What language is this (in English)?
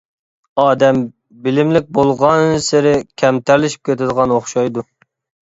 Uyghur